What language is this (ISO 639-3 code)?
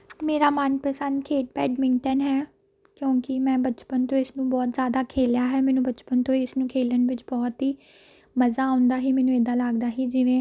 pan